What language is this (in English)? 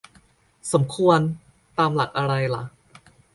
Thai